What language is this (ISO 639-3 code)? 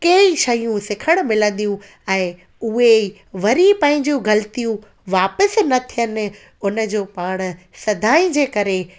snd